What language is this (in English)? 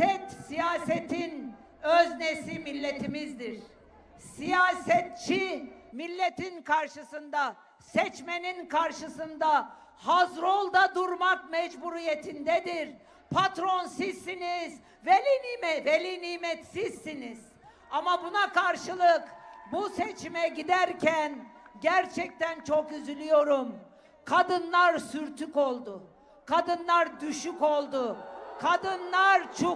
Turkish